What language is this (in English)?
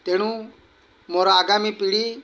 Odia